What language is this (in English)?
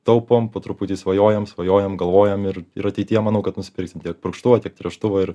Lithuanian